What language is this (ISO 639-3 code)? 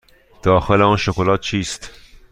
fas